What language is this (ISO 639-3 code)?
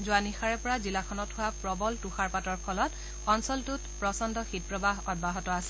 asm